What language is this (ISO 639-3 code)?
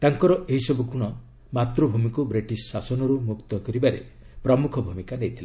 ori